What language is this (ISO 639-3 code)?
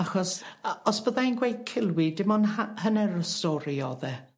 cym